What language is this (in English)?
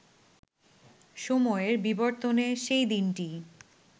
Bangla